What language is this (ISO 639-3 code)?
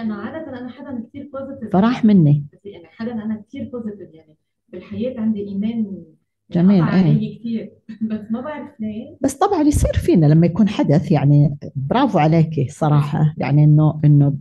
ara